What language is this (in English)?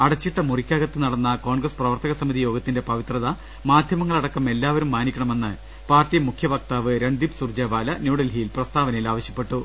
Malayalam